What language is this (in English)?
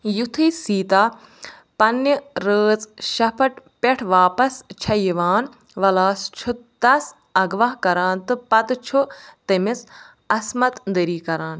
Kashmiri